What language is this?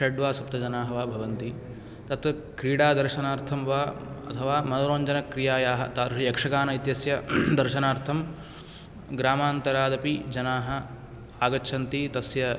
Sanskrit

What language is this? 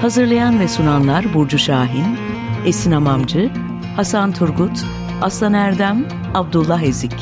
Turkish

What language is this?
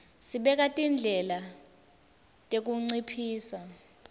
Swati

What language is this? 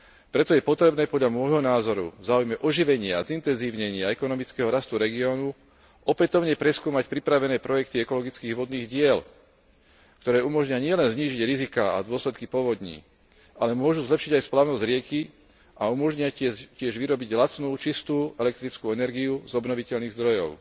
Slovak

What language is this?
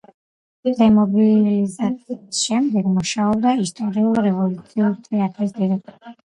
Georgian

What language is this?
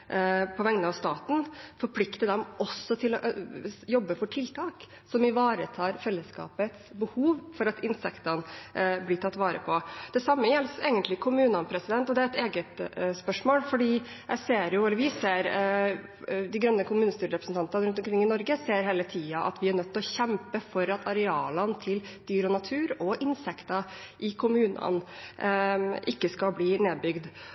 Norwegian Bokmål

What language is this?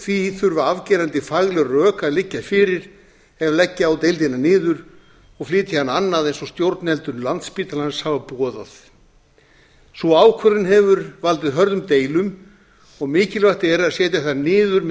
Icelandic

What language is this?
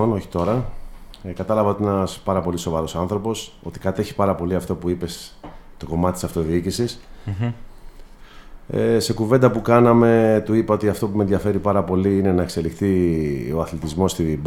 Greek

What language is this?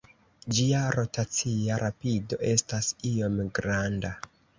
Esperanto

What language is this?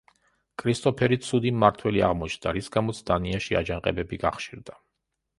Georgian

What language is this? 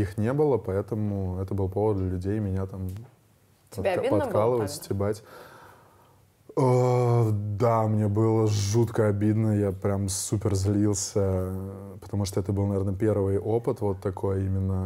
Russian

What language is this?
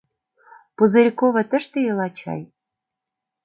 Mari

